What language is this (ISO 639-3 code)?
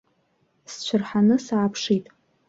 abk